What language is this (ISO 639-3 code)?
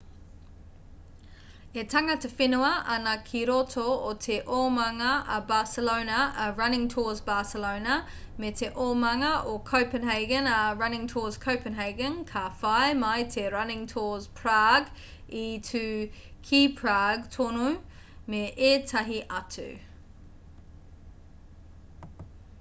mri